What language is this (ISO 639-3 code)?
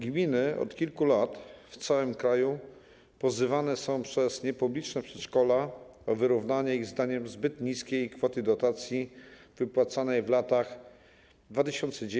pol